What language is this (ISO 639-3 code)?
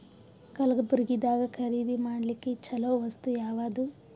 kan